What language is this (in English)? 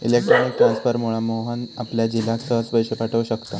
Marathi